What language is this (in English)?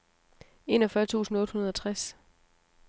Danish